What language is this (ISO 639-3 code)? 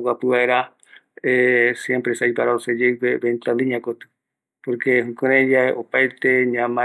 gui